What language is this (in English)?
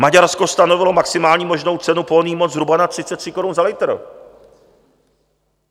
Czech